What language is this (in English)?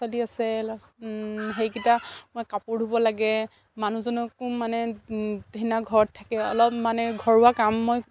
Assamese